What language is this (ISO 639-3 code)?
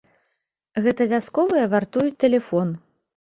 bel